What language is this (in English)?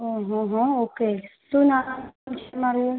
Gujarati